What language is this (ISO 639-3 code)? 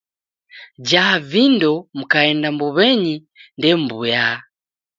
dav